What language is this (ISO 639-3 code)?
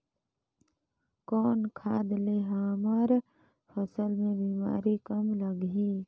hne